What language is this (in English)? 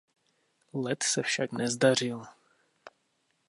Czech